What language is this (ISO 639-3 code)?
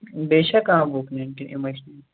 kas